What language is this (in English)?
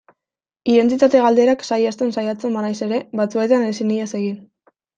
Basque